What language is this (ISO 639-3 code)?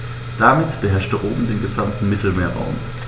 deu